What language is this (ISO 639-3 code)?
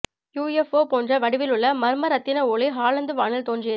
tam